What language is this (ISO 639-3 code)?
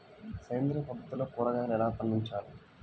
tel